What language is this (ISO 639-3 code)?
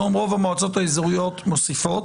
heb